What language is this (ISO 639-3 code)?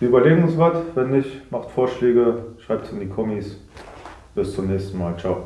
deu